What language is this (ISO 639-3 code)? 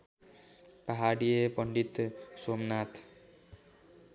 nep